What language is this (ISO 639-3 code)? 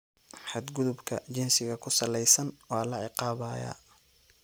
som